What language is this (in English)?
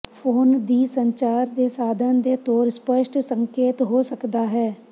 Punjabi